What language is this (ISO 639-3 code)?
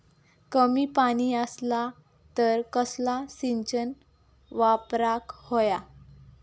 mar